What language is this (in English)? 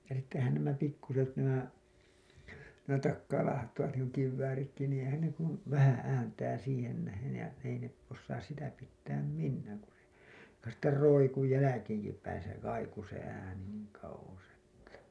Finnish